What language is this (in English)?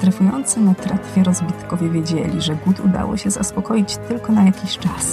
Polish